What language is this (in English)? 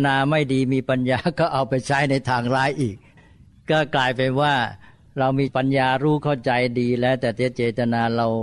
Thai